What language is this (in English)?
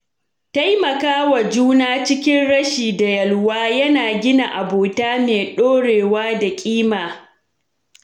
Hausa